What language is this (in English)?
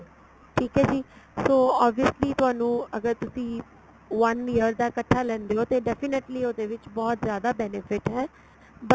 Punjabi